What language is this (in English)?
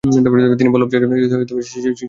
Bangla